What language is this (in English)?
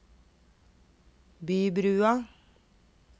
Norwegian